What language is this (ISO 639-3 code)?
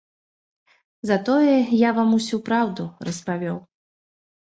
bel